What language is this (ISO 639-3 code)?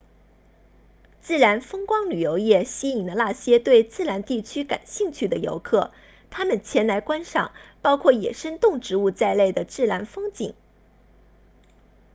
zho